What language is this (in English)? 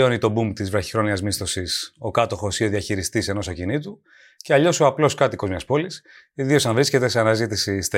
Greek